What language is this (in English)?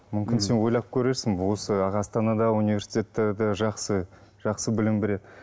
Kazakh